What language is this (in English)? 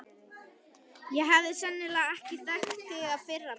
Icelandic